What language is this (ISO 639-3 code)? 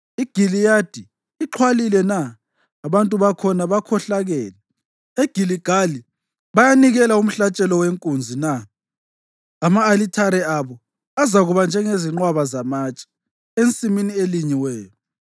nde